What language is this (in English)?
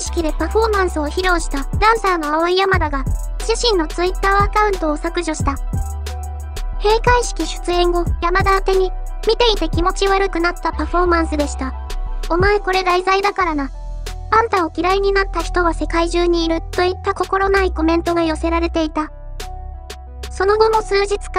Japanese